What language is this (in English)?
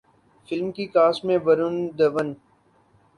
Urdu